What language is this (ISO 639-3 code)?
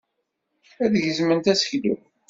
kab